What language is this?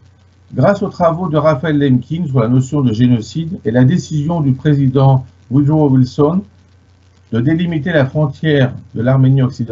French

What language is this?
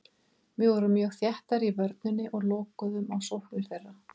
Icelandic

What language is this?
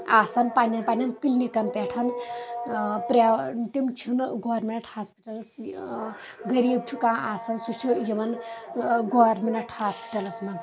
Kashmiri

